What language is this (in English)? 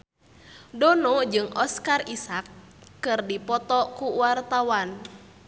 Sundanese